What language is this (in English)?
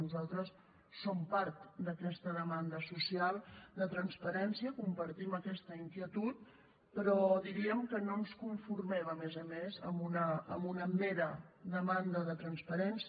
Catalan